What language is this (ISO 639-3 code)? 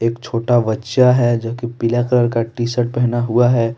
hin